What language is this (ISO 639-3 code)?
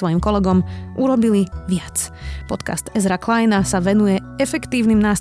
slk